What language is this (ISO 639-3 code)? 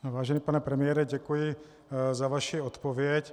ces